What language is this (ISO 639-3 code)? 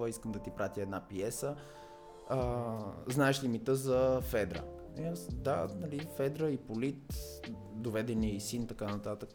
bul